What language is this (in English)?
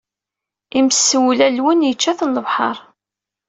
Kabyle